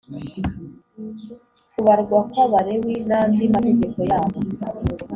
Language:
Kinyarwanda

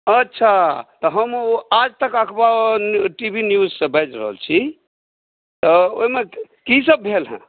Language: Maithili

